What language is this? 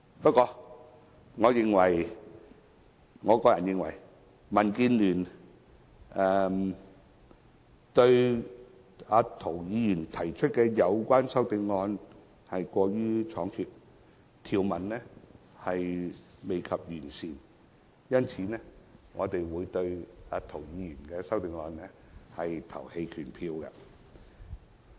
Cantonese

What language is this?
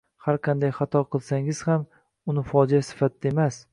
Uzbek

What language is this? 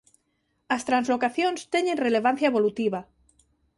Galician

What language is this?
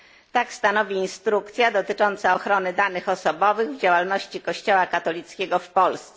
Polish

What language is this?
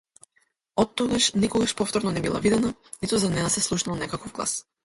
Macedonian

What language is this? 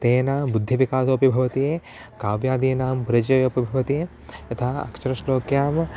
Sanskrit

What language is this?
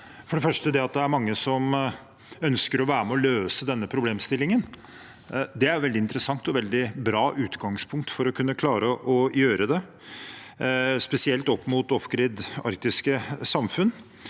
Norwegian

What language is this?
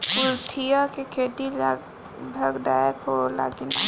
Bhojpuri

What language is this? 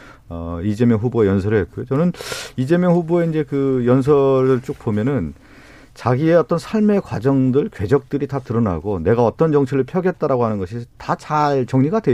Korean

